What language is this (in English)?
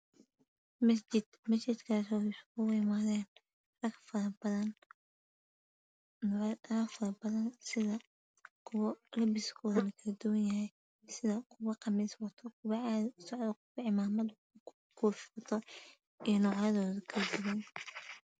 Somali